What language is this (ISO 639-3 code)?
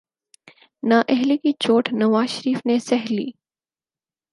urd